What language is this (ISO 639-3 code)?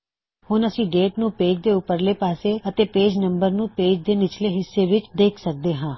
pan